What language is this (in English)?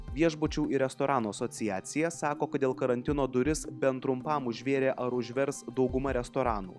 Lithuanian